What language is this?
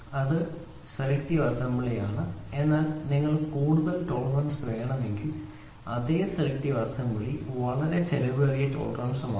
Malayalam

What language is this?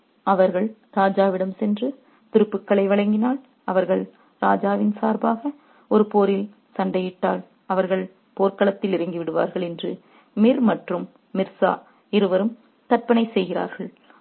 Tamil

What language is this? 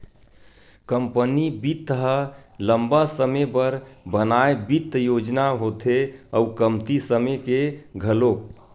Chhattisgarhi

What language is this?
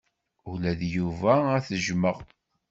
Kabyle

